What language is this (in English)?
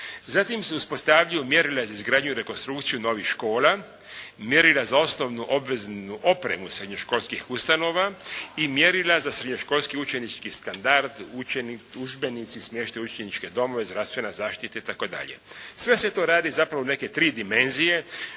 Croatian